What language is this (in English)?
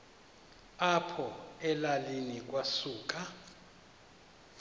Xhosa